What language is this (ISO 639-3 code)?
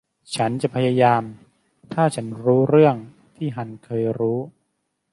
tha